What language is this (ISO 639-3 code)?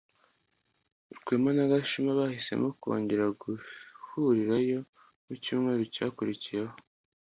kin